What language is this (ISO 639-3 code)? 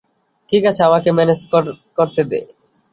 ben